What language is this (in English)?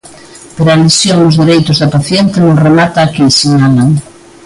Galician